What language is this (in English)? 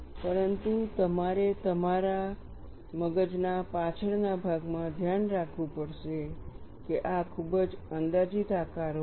Gujarati